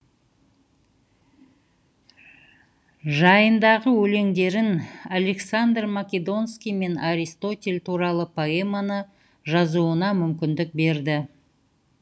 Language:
Kazakh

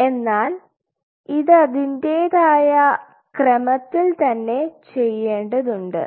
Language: Malayalam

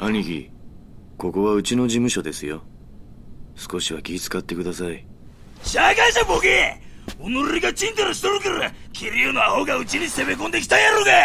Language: Japanese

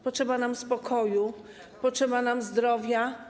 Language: Polish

